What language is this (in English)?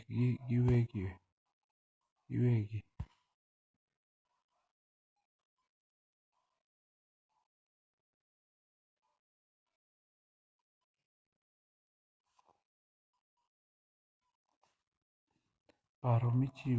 Luo (Kenya and Tanzania)